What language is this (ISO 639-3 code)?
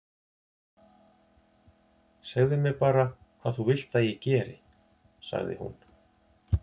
isl